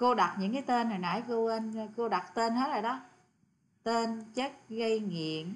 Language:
Vietnamese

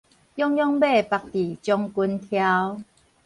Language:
Min Nan Chinese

